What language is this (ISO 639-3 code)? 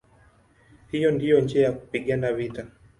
swa